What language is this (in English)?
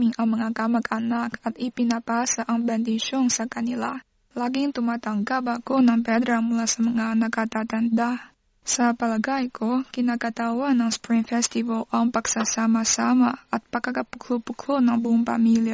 Filipino